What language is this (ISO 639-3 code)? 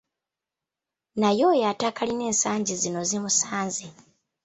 lug